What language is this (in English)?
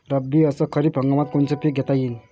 Marathi